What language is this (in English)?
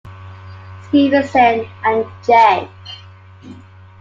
English